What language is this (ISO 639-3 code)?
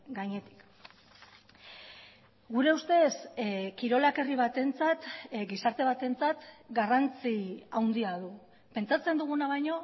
eus